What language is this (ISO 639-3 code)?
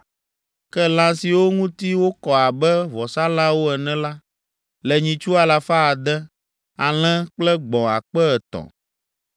ewe